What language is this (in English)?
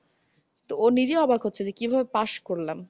Bangla